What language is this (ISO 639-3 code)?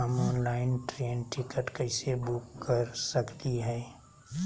mag